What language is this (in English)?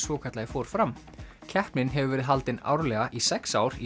Icelandic